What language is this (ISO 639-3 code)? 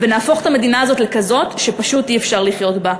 heb